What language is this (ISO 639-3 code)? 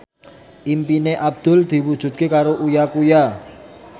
jav